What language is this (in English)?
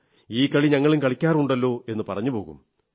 Malayalam